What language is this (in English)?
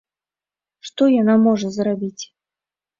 Belarusian